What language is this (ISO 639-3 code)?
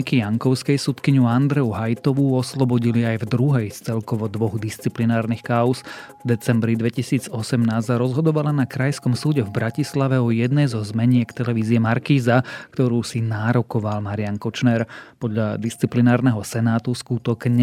slk